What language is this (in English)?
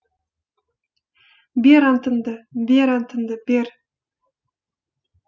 Kazakh